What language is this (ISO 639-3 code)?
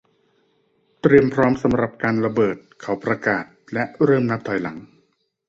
tha